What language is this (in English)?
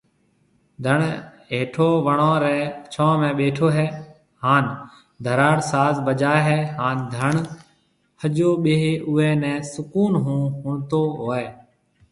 Marwari (Pakistan)